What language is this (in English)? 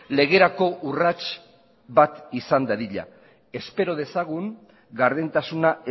Basque